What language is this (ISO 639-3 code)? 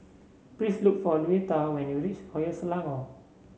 eng